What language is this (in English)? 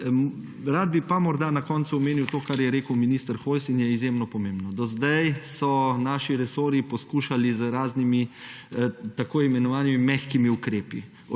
Slovenian